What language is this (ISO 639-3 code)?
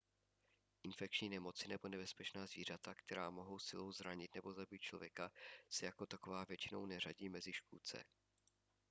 ces